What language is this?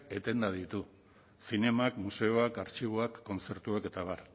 Basque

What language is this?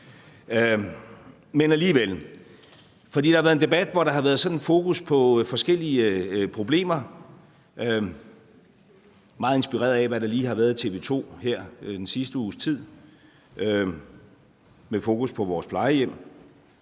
Danish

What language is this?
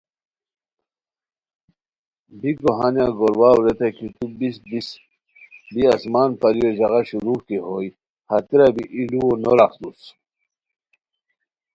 Khowar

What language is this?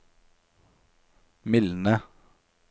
Norwegian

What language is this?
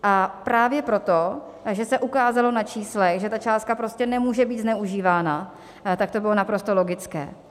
Czech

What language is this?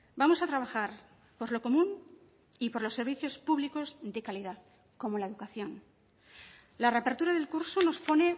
Spanish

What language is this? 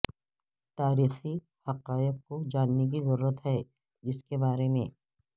Urdu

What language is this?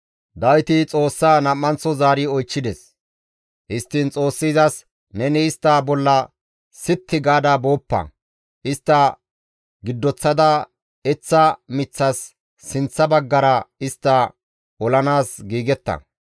Gamo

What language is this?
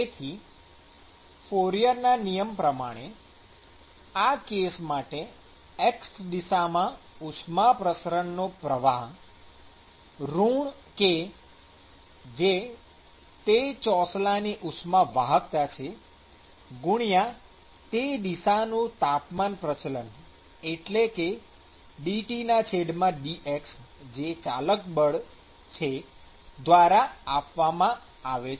Gujarati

